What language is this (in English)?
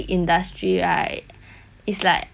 English